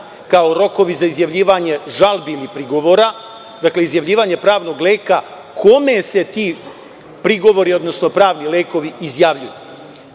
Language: Serbian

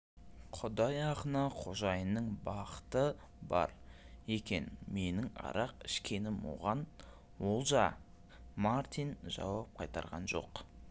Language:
Kazakh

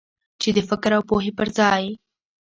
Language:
Pashto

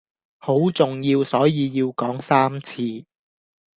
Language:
Cantonese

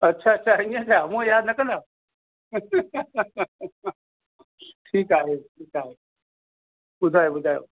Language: Sindhi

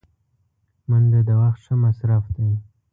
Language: Pashto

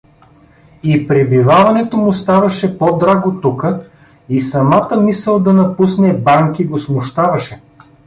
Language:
Bulgarian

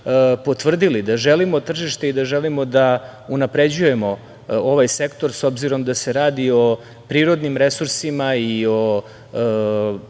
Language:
Serbian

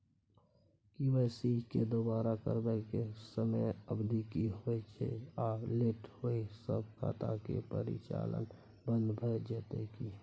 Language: Maithili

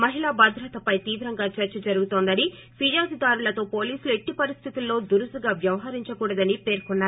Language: Telugu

